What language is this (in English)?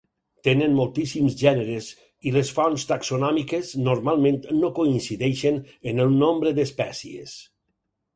Catalan